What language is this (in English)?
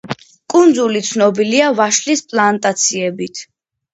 Georgian